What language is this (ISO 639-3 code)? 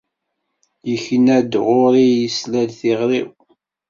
kab